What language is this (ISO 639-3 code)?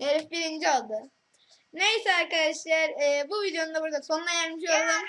tur